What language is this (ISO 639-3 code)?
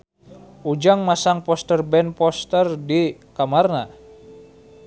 sun